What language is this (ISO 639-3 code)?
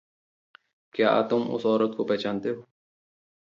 hin